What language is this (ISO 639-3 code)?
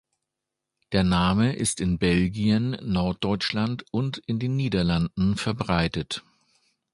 deu